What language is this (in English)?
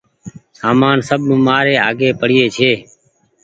Goaria